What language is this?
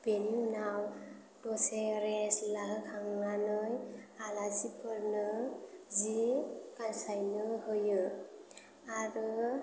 Bodo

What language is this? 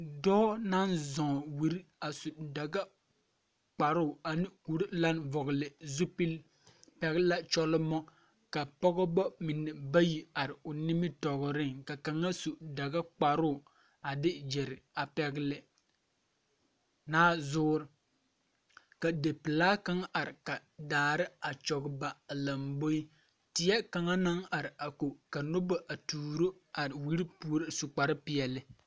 Southern Dagaare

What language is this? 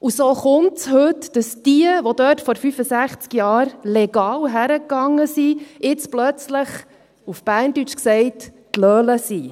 Swiss German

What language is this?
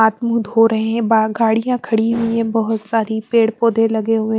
Hindi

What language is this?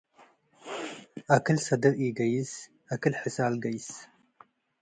Tigre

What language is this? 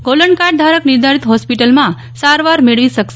Gujarati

